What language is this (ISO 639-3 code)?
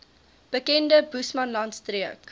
afr